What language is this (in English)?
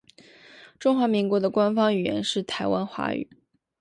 Chinese